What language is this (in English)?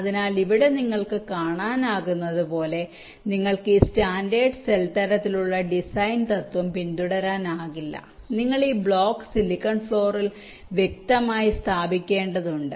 Malayalam